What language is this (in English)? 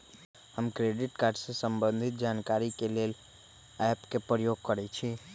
Magahi